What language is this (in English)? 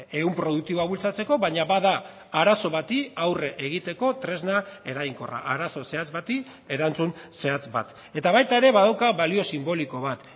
Basque